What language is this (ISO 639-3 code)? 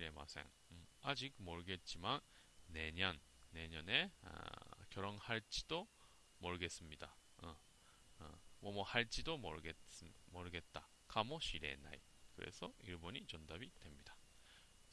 kor